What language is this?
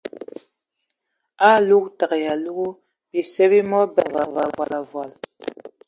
Ewondo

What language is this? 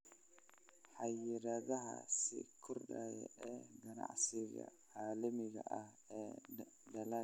Somali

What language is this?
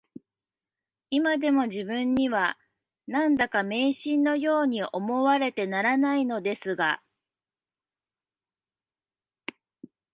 Japanese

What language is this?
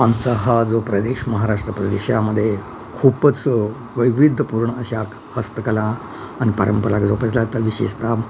Marathi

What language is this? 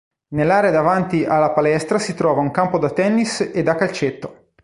Italian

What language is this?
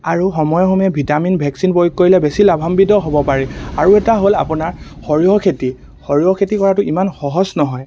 Assamese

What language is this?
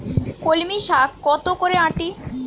Bangla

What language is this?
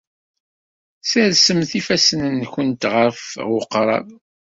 Kabyle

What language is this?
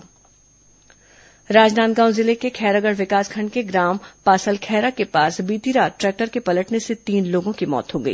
Hindi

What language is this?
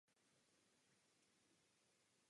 Czech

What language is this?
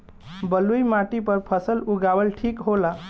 Bhojpuri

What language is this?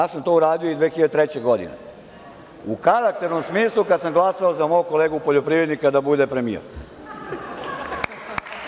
Serbian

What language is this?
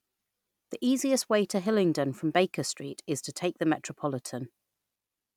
English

